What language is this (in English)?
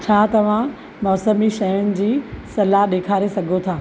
Sindhi